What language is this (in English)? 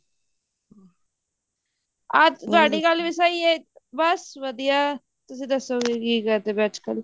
Punjabi